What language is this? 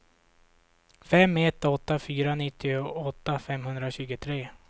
Swedish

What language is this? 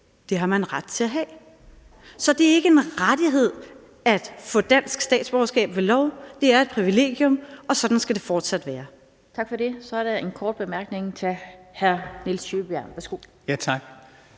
Danish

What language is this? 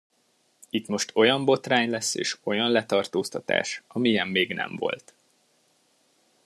Hungarian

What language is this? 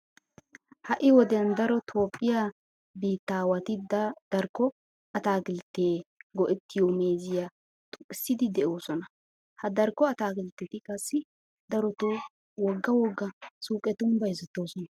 Wolaytta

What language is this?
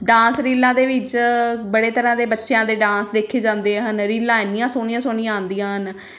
Punjabi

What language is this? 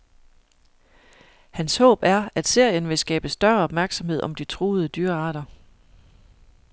Danish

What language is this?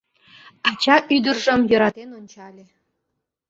Mari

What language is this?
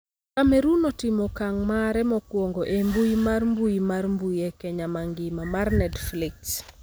Luo (Kenya and Tanzania)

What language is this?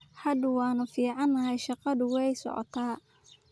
Somali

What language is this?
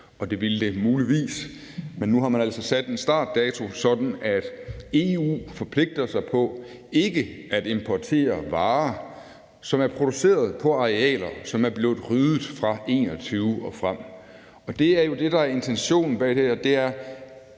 Danish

